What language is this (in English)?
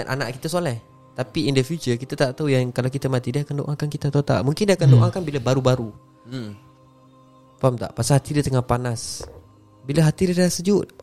Malay